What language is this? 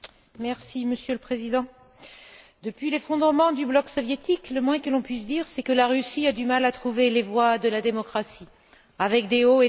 French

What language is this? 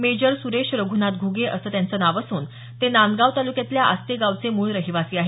Marathi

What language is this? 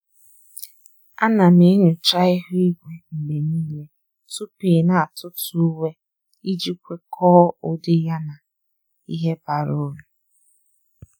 Igbo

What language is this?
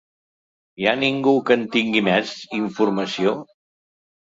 Catalan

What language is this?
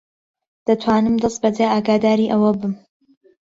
Central Kurdish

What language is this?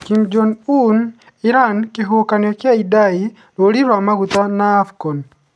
Kikuyu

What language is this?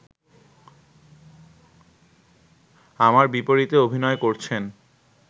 Bangla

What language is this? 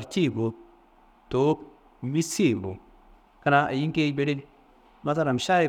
Kanembu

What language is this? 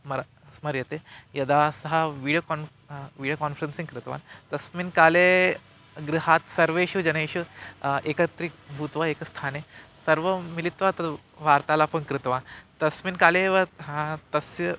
Sanskrit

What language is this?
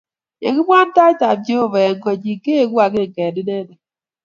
Kalenjin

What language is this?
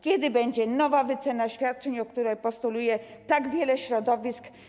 Polish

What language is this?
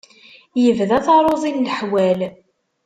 Kabyle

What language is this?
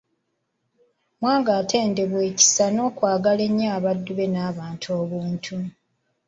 Ganda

